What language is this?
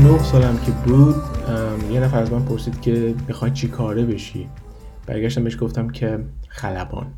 Persian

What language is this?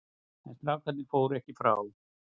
Icelandic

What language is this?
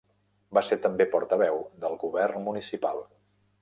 Catalan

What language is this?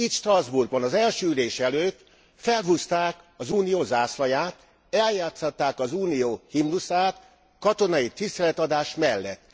Hungarian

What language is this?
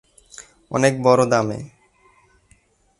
Bangla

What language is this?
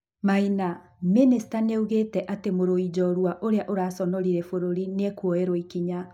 Kikuyu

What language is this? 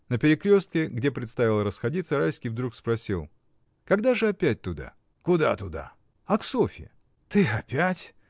Russian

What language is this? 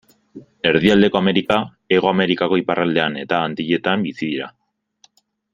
Basque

